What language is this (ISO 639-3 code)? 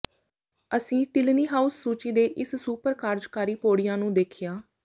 pan